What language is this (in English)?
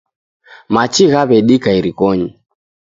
Taita